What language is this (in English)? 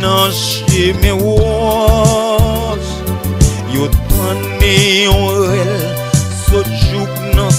Romanian